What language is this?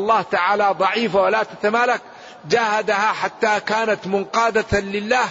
Arabic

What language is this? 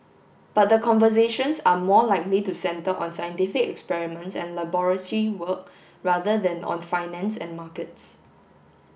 English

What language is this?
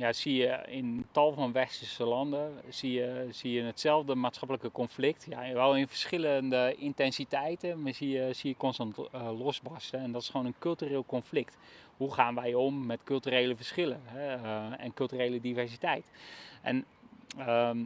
Dutch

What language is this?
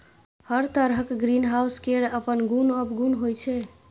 Maithili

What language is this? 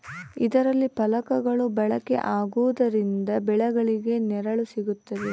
Kannada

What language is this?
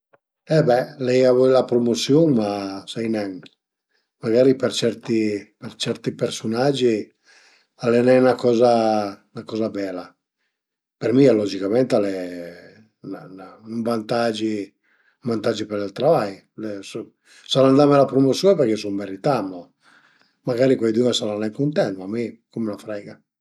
Piedmontese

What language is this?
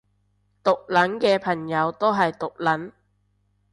Cantonese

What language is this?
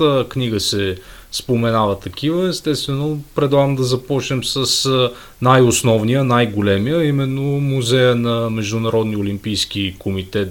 Bulgarian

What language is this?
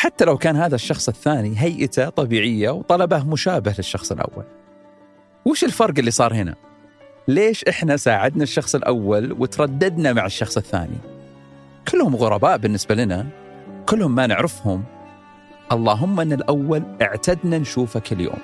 Arabic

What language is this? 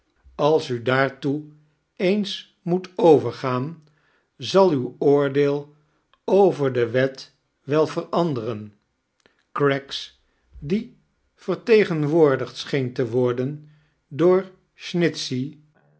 Dutch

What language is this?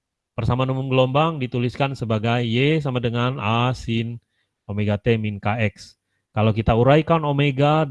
Indonesian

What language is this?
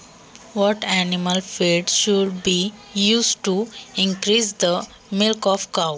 Marathi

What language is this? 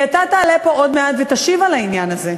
Hebrew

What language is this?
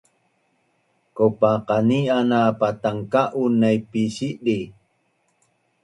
Bunun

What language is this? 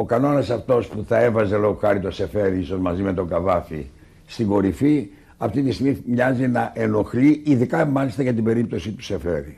Greek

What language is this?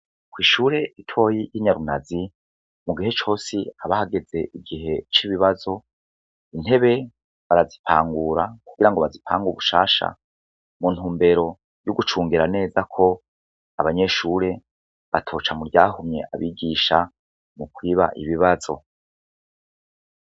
Rundi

